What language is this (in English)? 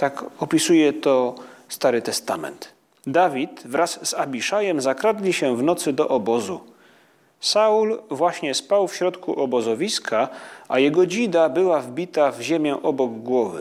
Polish